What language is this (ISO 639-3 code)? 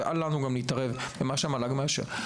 heb